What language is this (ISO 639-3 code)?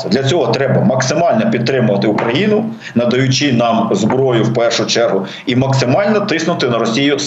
ukr